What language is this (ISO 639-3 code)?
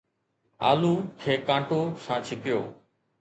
snd